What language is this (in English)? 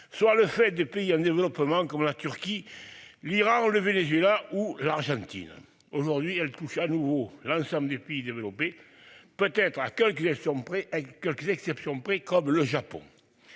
French